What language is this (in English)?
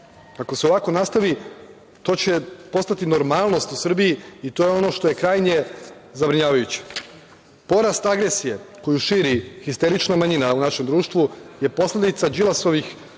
Serbian